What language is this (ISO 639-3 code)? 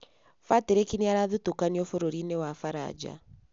kik